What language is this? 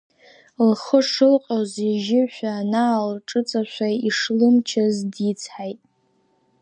Abkhazian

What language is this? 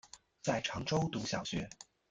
Chinese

